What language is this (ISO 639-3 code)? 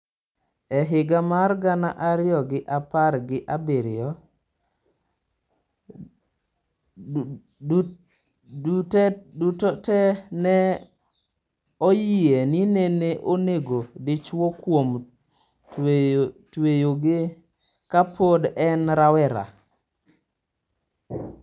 luo